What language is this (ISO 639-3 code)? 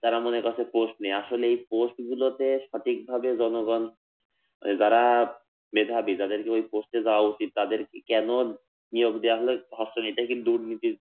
ben